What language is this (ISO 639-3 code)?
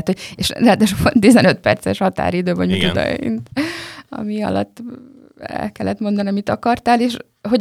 hun